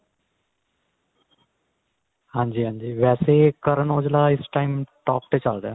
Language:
Punjabi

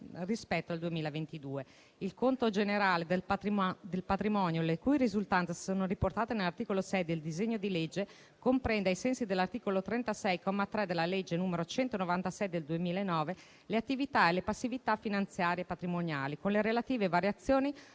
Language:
Italian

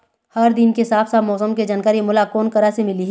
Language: Chhattisgarhi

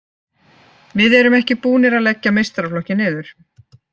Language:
Icelandic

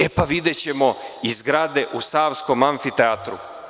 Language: Serbian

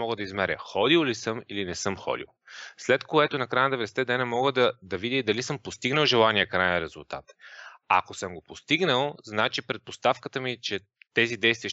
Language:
Bulgarian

